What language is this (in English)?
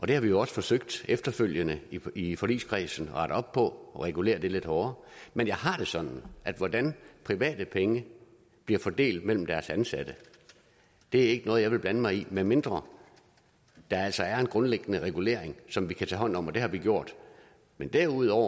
Danish